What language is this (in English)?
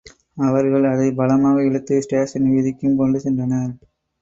Tamil